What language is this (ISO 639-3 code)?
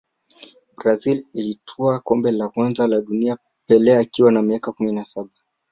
swa